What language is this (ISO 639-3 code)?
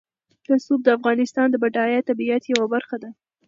pus